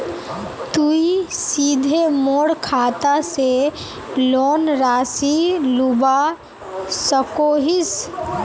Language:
Magahi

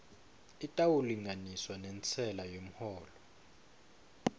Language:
Swati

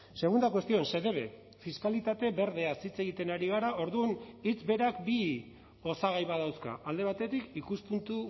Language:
Basque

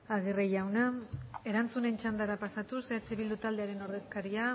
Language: Basque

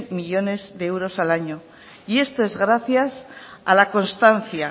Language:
Spanish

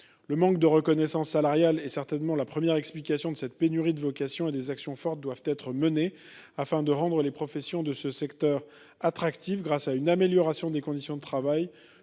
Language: French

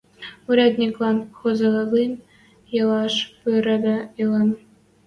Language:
Western Mari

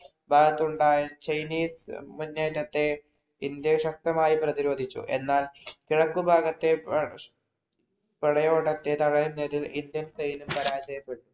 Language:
Malayalam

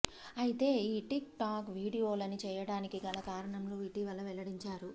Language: Telugu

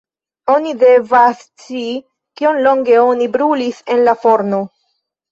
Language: Esperanto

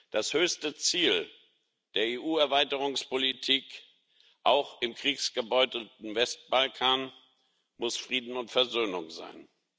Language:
German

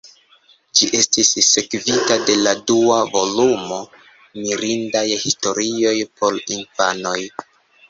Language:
Esperanto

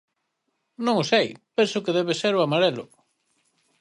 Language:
Galician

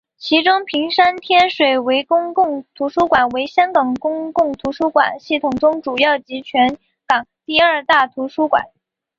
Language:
Chinese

